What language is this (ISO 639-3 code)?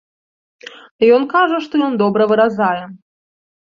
bel